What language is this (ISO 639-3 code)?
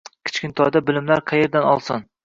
uzb